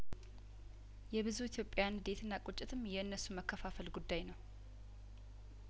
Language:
Amharic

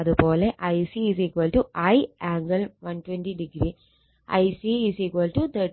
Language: Malayalam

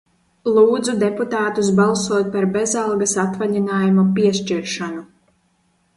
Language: Latvian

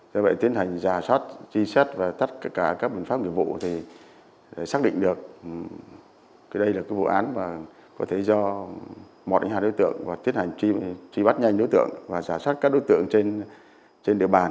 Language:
Vietnamese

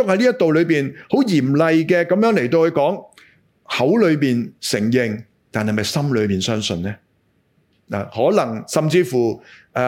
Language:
Chinese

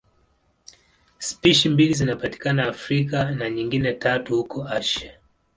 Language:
Swahili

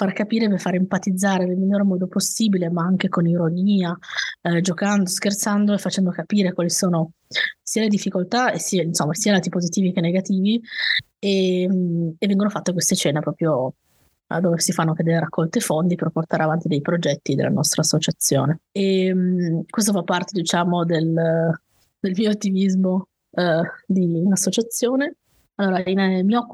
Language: Italian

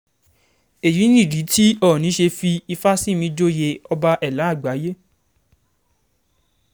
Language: Yoruba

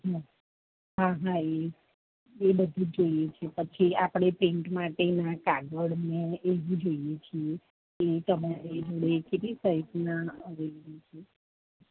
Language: Gujarati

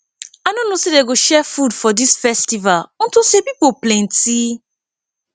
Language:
Nigerian Pidgin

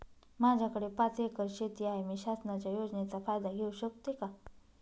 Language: Marathi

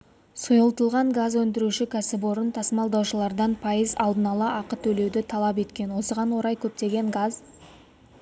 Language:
Kazakh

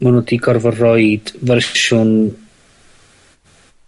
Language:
Welsh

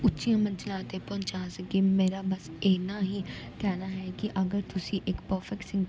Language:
Punjabi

